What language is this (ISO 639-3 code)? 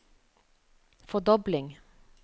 nor